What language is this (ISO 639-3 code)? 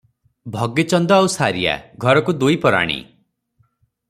ori